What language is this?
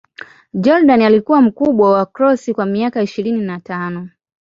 Swahili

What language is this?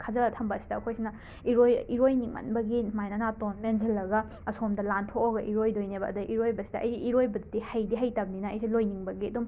Manipuri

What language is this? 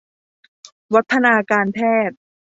Thai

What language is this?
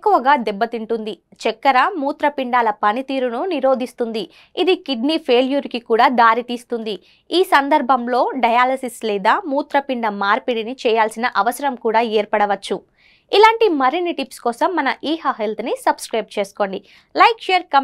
Telugu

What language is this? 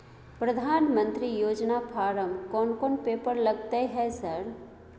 Maithili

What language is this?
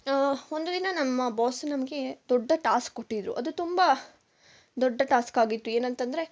Kannada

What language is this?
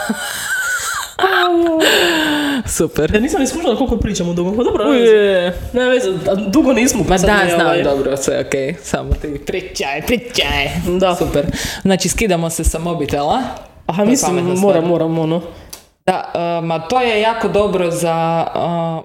Croatian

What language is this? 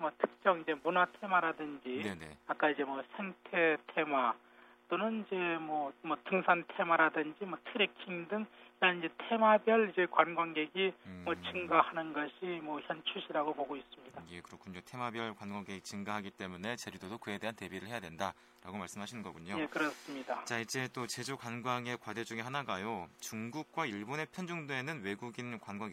Korean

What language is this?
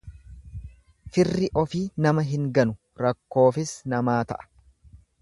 Oromo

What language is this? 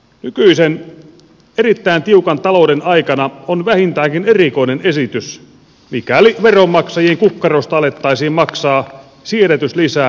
Finnish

